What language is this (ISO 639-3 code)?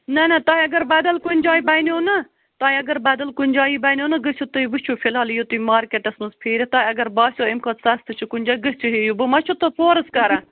kas